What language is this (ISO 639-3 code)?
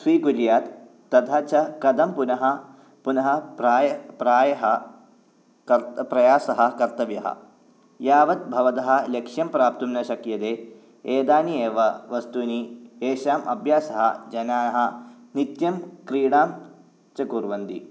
san